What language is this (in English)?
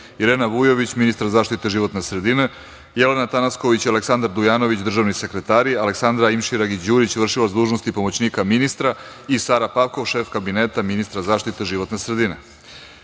Serbian